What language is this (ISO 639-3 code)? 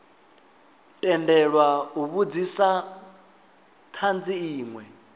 ven